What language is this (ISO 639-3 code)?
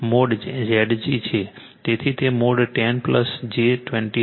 guj